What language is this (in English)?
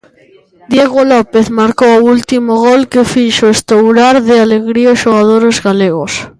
Galician